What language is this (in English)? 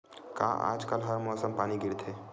Chhattisgarhi